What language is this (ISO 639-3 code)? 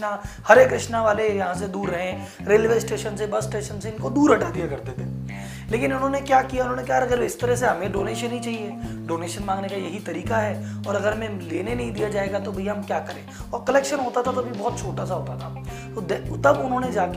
hin